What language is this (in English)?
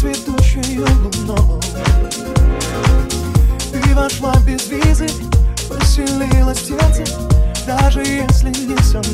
Polish